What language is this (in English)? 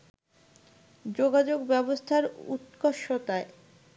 Bangla